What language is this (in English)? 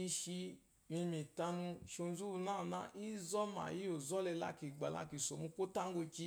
Eloyi